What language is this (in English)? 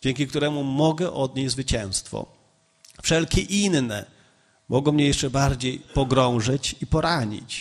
Polish